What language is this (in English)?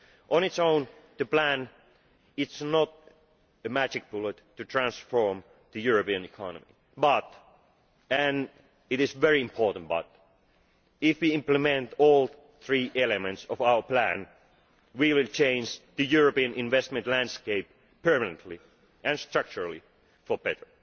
English